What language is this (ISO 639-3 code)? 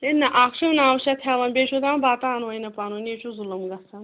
kas